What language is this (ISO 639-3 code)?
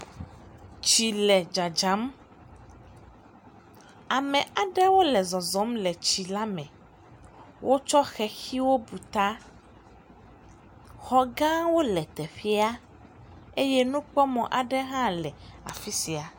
ewe